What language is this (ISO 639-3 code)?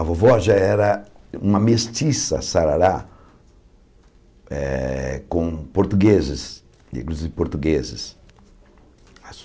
por